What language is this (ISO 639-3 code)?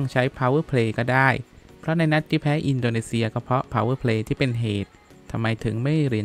tha